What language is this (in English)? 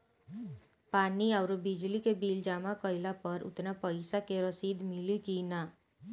Bhojpuri